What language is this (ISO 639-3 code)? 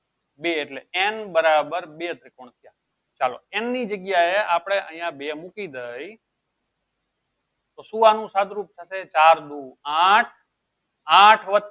guj